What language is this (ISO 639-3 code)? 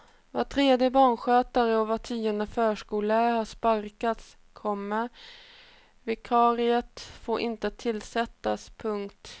swe